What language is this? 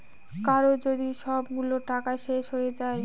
Bangla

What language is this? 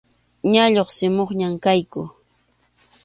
Arequipa-La Unión Quechua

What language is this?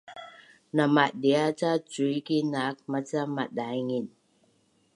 Bunun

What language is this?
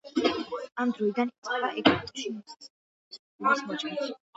Georgian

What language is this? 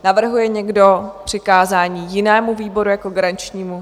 Czech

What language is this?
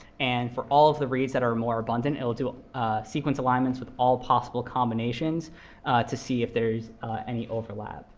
English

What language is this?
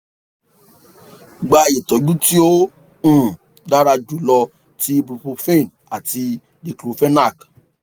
Yoruba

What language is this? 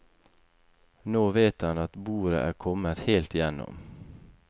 Norwegian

